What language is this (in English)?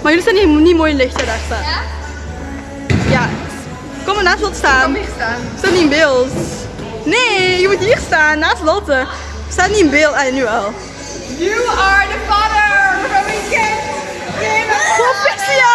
Dutch